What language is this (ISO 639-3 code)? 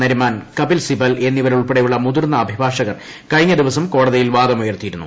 mal